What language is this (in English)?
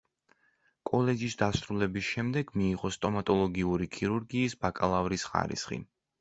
Georgian